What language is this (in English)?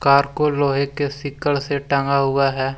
Hindi